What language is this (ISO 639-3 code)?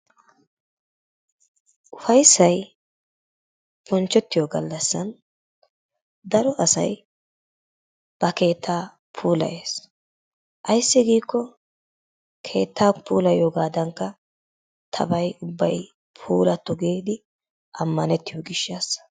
wal